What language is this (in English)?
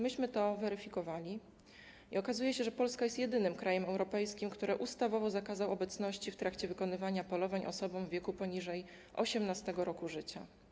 Polish